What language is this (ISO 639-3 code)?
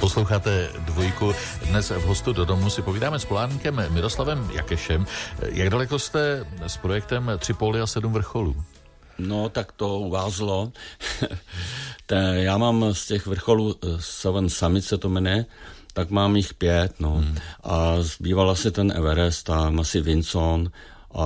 ces